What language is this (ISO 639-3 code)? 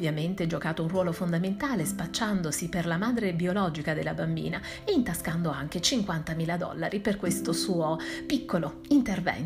ita